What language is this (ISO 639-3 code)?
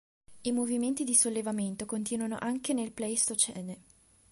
ita